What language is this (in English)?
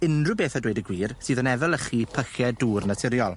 Welsh